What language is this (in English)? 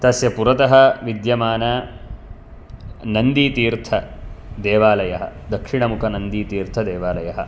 Sanskrit